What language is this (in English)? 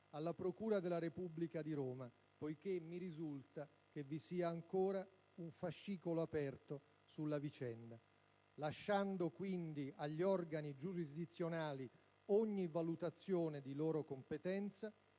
Italian